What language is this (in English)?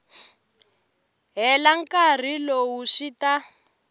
Tsonga